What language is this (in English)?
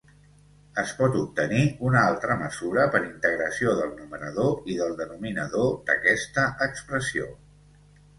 Catalan